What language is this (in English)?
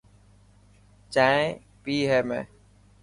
Dhatki